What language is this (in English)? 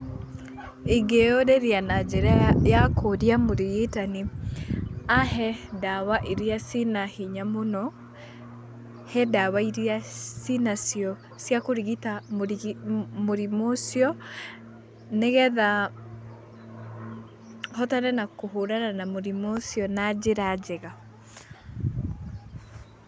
Kikuyu